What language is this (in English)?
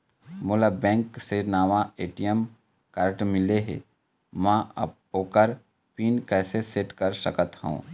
Chhattisgarhi